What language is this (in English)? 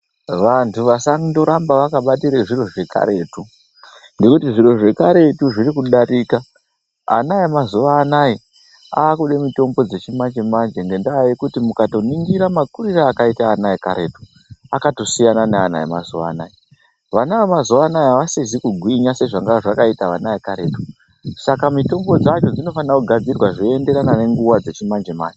Ndau